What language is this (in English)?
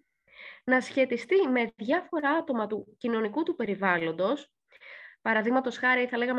Greek